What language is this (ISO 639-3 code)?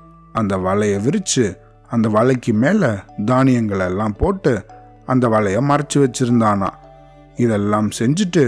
tam